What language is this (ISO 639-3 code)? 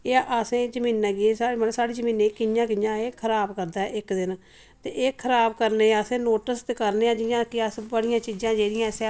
doi